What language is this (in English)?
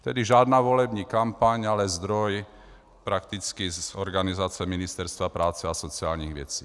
Czech